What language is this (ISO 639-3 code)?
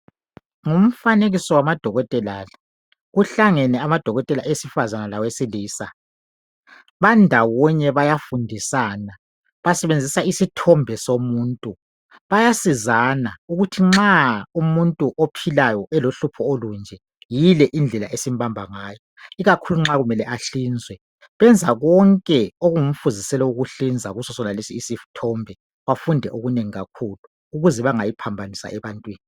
nde